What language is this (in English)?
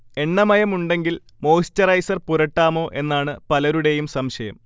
Malayalam